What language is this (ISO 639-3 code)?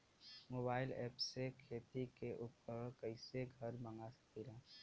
bho